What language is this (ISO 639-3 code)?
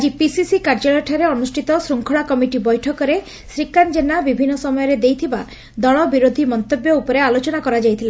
ori